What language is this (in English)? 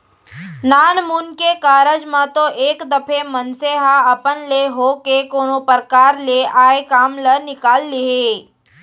Chhattisgarhi